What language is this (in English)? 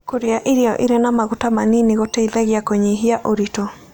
Kikuyu